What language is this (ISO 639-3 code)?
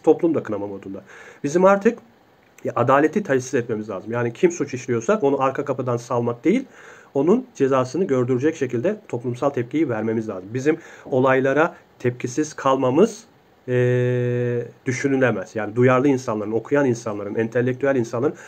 tur